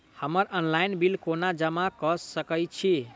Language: Maithili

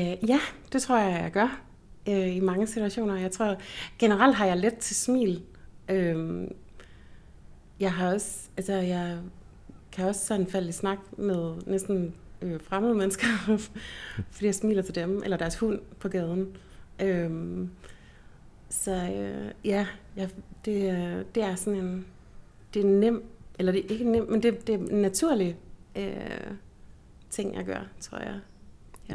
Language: Danish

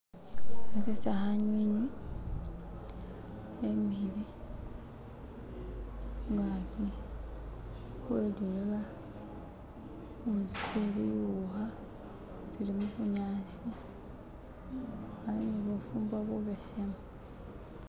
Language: Masaaba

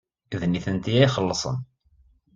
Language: Kabyle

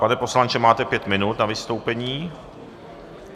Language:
Czech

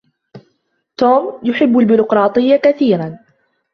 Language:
Arabic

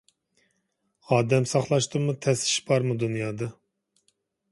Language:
Uyghur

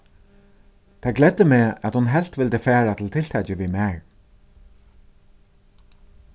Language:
Faroese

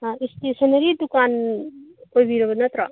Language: Manipuri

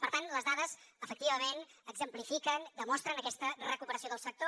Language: Catalan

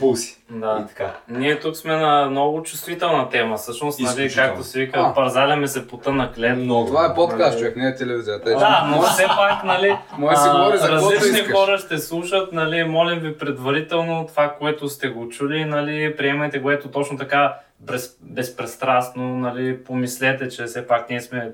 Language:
Bulgarian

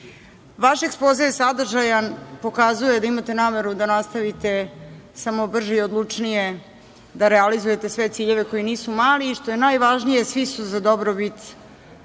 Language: Serbian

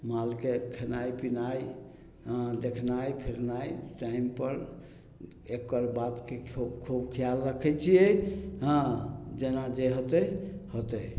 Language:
Maithili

